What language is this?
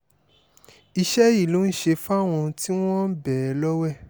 Yoruba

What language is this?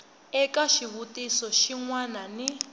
Tsonga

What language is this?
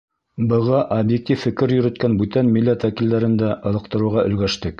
Bashkir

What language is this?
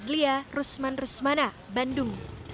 Indonesian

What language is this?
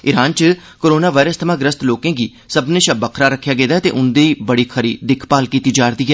Dogri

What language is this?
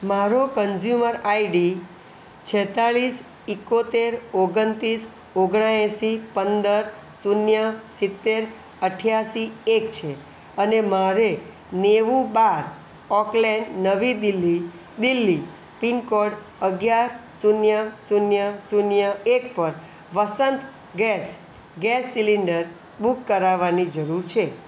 Gujarati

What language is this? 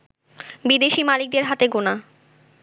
Bangla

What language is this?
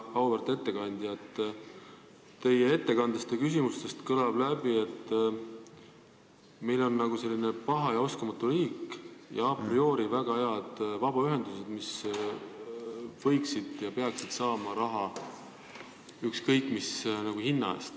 Estonian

